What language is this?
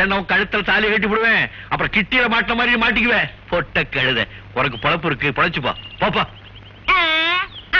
Romanian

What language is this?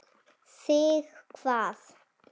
Icelandic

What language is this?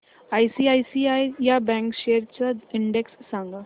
Marathi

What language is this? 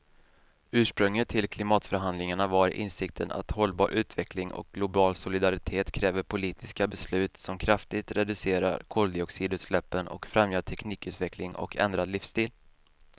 Swedish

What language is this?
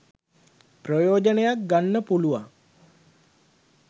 Sinhala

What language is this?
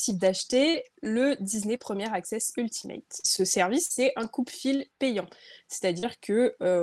French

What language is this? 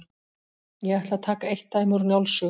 Icelandic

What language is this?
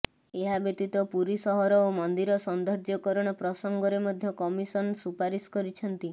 Odia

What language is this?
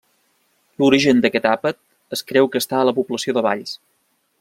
Catalan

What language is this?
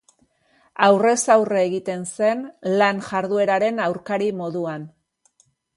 Basque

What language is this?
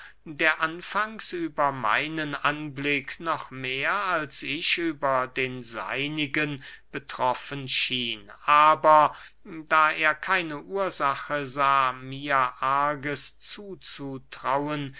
German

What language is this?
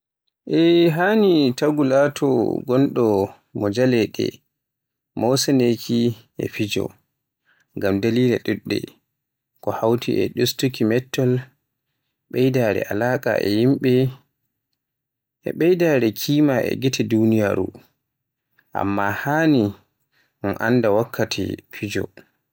Borgu Fulfulde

